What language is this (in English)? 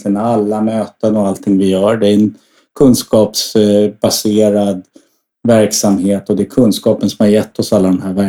Swedish